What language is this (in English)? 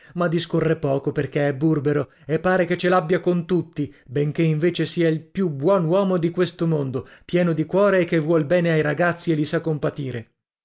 Italian